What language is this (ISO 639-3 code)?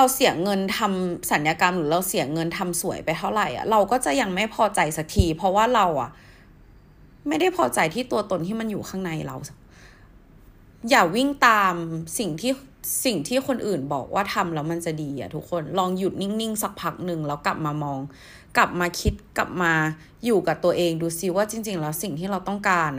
tha